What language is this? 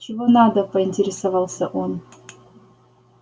Russian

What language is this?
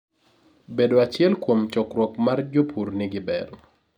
Luo (Kenya and Tanzania)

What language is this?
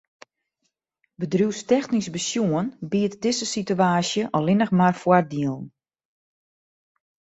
Western Frisian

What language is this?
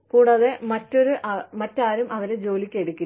Malayalam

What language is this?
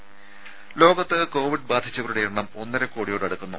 Malayalam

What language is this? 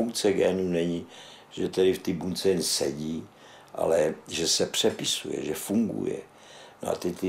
Czech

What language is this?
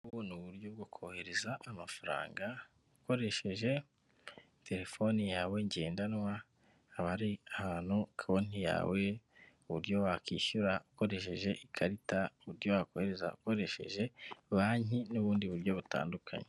Kinyarwanda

